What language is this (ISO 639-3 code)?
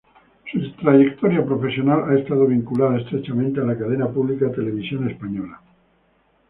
spa